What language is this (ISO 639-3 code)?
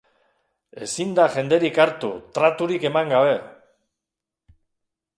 eus